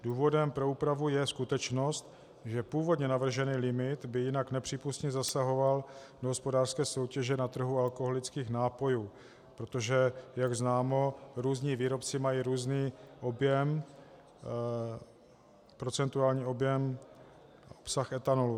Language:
Czech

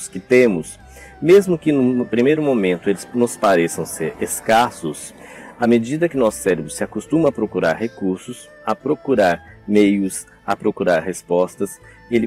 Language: Portuguese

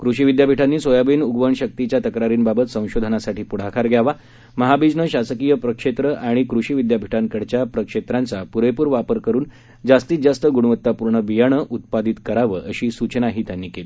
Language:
Marathi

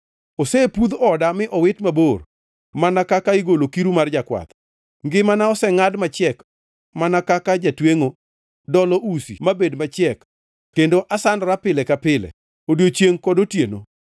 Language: Luo (Kenya and Tanzania)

